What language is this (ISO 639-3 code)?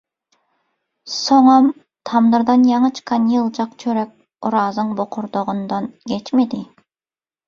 tuk